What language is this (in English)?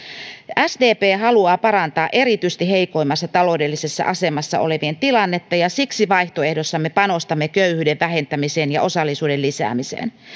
Finnish